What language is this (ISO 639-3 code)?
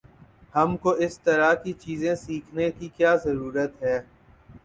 urd